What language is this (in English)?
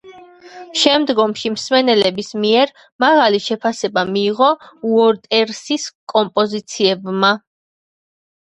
Georgian